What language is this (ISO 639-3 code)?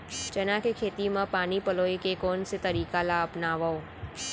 hne